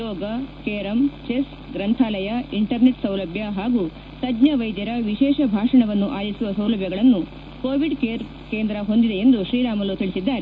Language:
Kannada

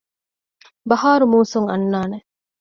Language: Divehi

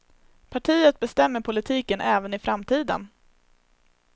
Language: Swedish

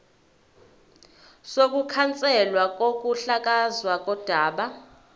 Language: Zulu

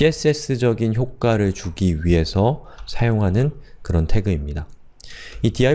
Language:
Korean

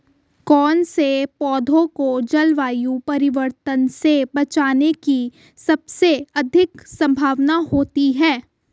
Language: Hindi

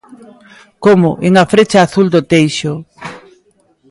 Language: Galician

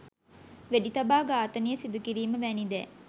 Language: Sinhala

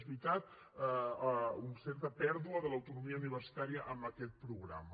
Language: Catalan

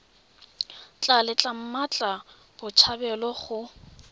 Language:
Tswana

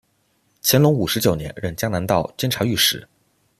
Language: Chinese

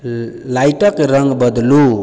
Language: Maithili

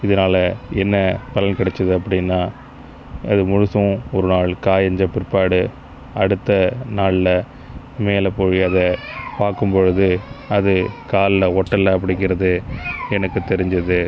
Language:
Tamil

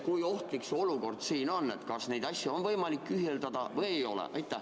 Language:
Estonian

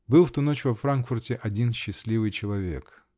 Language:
Russian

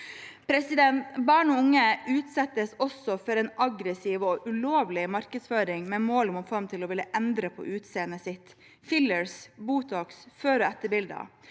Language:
Norwegian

